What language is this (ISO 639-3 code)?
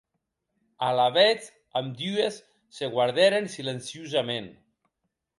oci